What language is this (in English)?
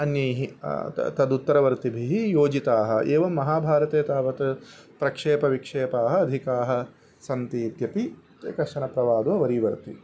Sanskrit